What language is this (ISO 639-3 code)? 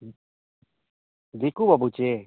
sat